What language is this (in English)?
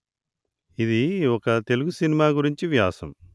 Telugu